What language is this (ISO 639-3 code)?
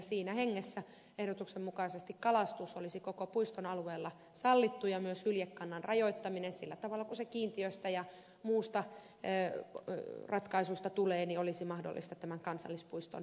fin